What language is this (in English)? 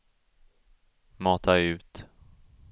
Swedish